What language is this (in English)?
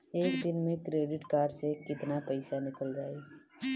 Bhojpuri